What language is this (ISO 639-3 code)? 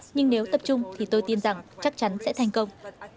vie